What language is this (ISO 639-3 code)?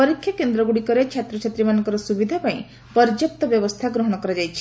ori